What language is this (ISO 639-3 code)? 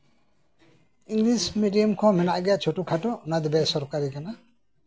sat